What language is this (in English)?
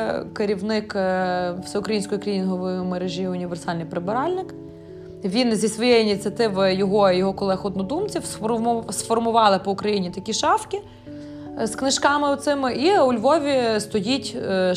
Ukrainian